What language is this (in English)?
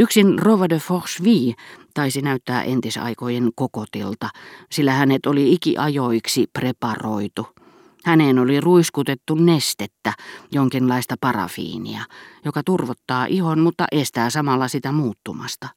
Finnish